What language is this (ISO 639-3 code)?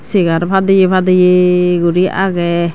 ccp